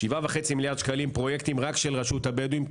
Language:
Hebrew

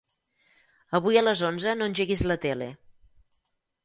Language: Catalan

